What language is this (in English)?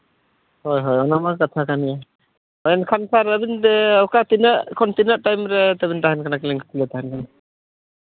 Santali